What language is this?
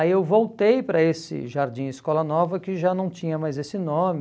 Portuguese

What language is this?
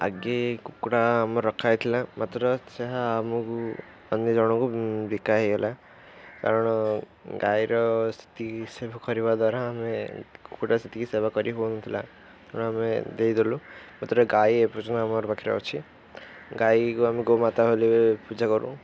Odia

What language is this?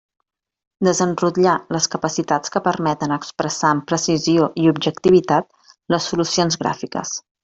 Catalan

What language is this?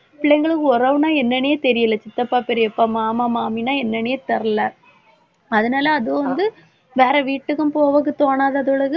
Tamil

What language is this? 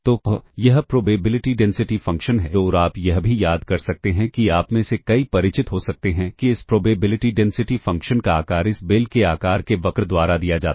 Hindi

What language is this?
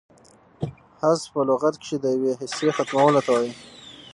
Pashto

